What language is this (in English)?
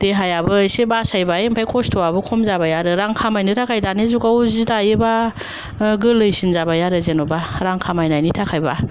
Bodo